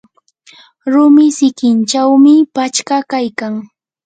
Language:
Yanahuanca Pasco Quechua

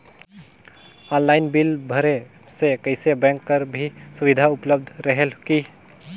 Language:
Chhattisgarhi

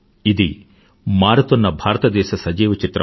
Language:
Telugu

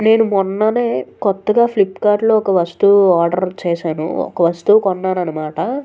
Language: Telugu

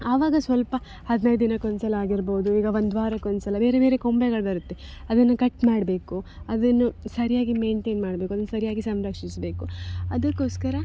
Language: Kannada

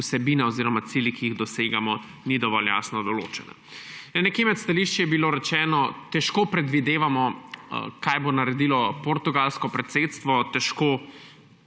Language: Slovenian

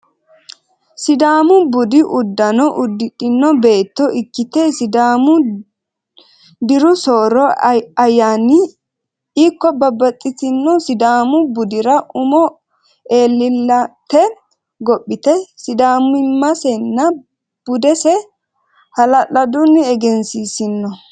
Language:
Sidamo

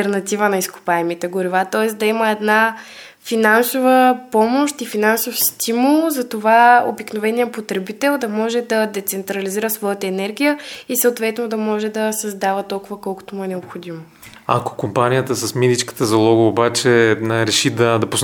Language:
Bulgarian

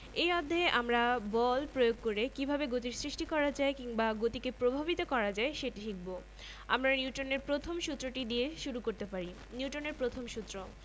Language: Bangla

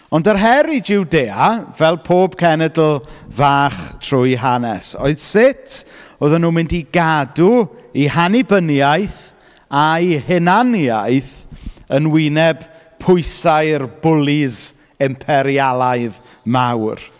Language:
Welsh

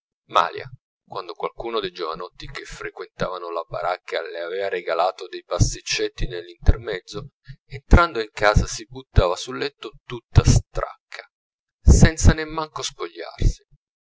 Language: Italian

